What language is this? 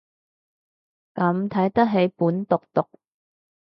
Cantonese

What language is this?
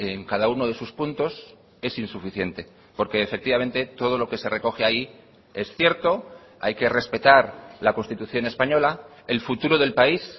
Spanish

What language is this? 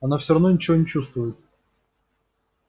Russian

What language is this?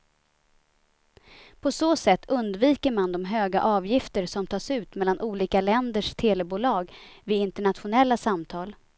Swedish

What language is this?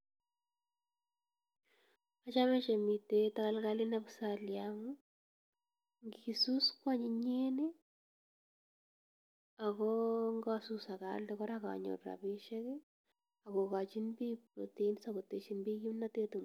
Kalenjin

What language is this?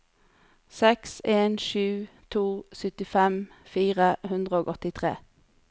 Norwegian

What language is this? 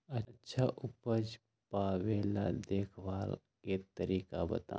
Magahi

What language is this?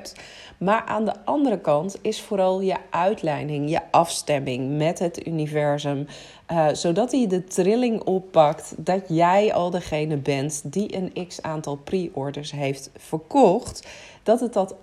Dutch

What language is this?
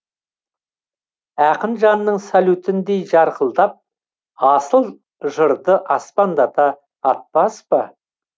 Kazakh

